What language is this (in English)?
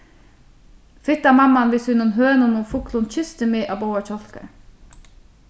Faroese